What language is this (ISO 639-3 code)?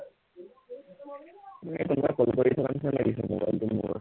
asm